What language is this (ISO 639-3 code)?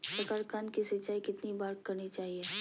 mag